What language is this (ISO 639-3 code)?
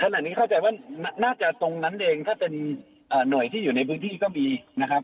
tha